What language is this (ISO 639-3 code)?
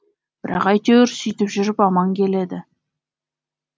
kaz